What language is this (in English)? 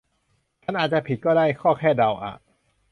Thai